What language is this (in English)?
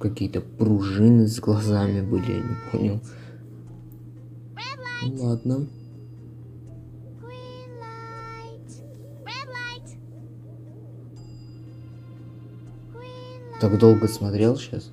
Russian